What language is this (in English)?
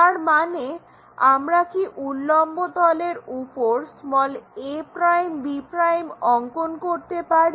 Bangla